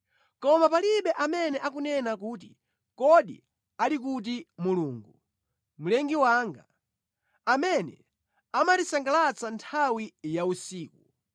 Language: Nyanja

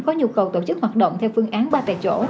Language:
Vietnamese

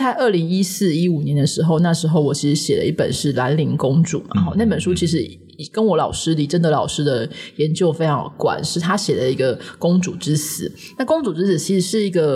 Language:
Chinese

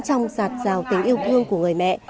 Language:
Vietnamese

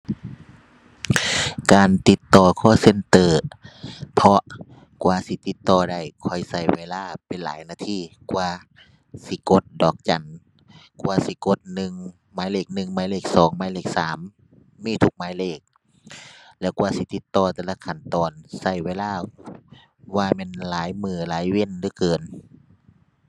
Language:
Thai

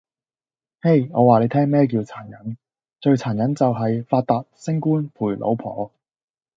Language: Cantonese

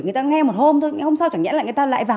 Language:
Vietnamese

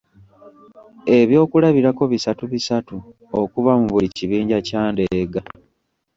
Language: Ganda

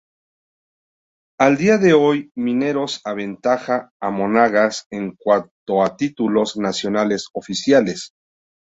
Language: Spanish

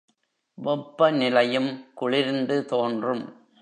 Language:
Tamil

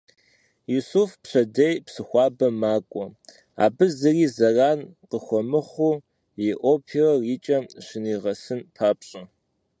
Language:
Kabardian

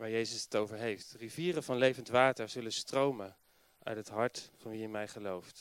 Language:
Dutch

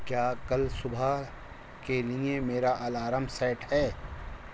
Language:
Urdu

